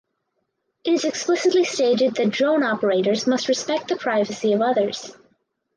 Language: English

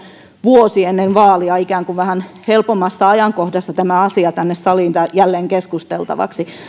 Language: Finnish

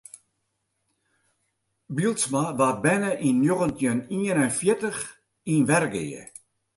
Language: Western Frisian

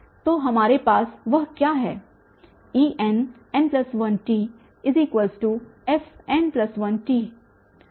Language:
Hindi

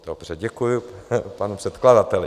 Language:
Czech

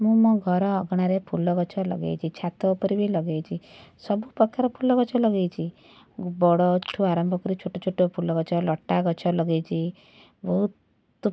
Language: Odia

